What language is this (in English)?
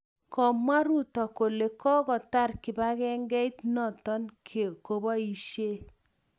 Kalenjin